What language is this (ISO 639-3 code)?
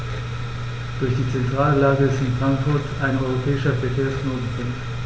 deu